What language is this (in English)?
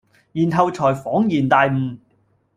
Cantonese